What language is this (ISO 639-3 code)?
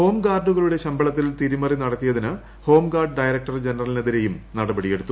mal